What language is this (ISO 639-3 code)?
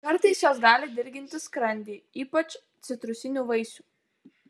lit